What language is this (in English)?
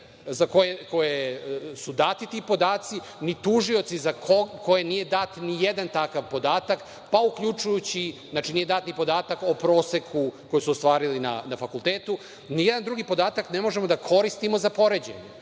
Serbian